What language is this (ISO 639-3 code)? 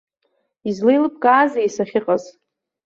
abk